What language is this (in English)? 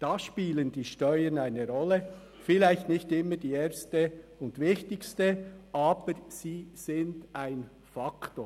Swiss German